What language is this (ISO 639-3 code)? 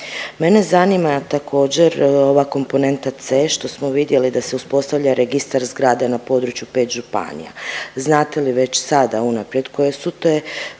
hrv